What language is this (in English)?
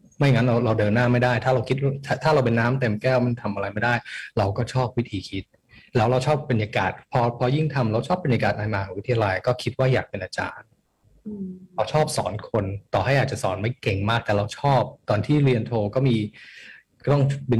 Thai